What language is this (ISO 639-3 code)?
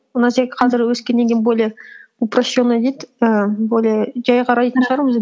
kaz